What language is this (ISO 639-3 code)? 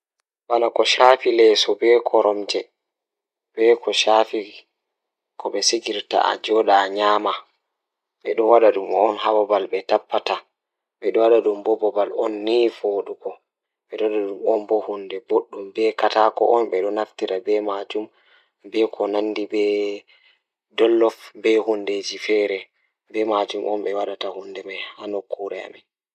ful